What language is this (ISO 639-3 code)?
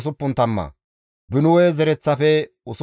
gmv